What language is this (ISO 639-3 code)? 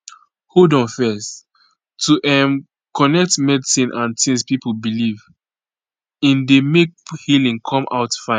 pcm